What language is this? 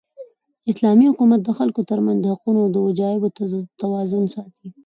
Pashto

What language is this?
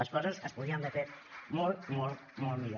Catalan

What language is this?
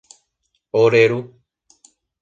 Guarani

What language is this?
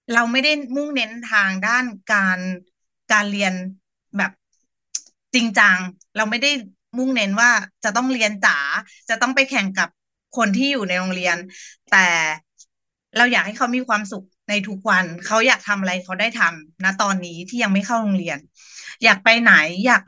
Thai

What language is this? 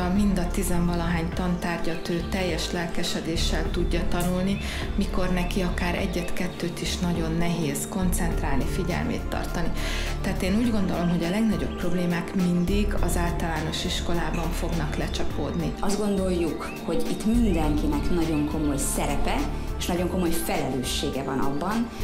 Hungarian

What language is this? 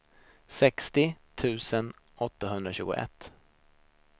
Swedish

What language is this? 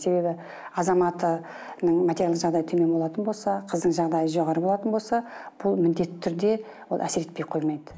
Kazakh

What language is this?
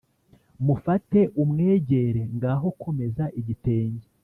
Kinyarwanda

